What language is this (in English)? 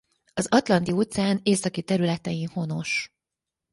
Hungarian